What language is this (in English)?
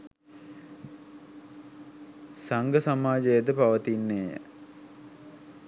Sinhala